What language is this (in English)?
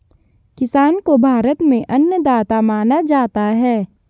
Hindi